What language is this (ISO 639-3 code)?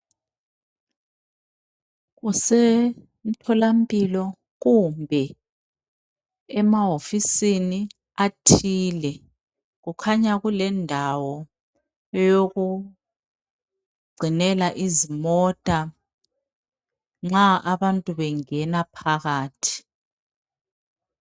nde